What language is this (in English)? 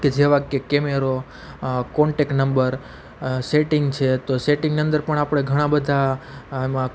Gujarati